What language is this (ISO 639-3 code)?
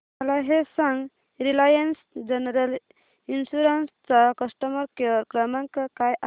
mar